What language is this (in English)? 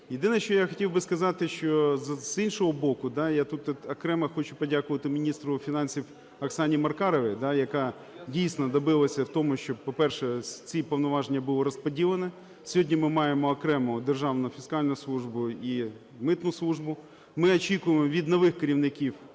Ukrainian